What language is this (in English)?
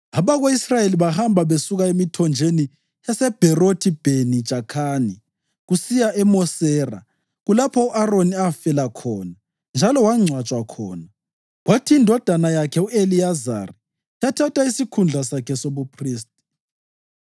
North Ndebele